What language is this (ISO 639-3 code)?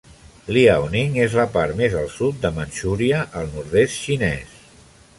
cat